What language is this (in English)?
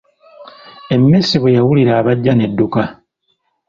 Ganda